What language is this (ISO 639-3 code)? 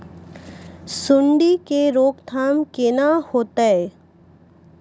mai